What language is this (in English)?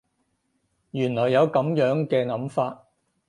Cantonese